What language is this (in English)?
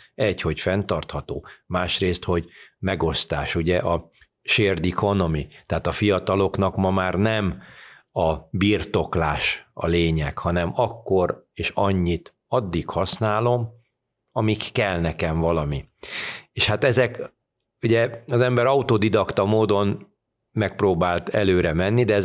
Hungarian